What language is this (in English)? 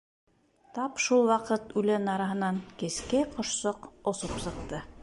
Bashkir